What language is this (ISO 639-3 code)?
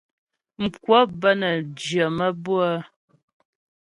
bbj